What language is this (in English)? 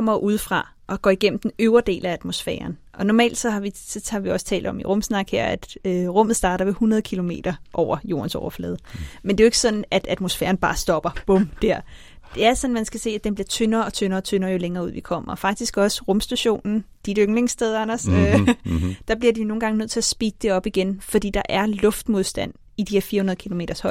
Danish